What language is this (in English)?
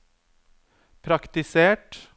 Norwegian